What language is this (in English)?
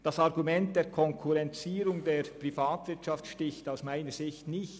Swiss German